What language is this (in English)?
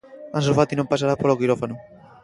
Galician